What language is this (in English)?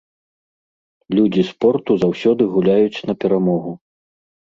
Belarusian